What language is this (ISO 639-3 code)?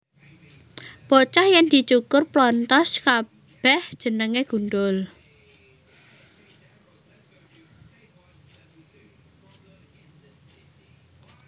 jav